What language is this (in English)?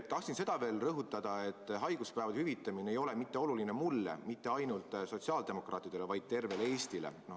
Estonian